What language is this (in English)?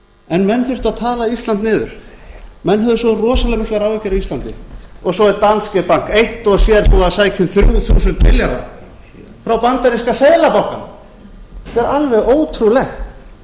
Icelandic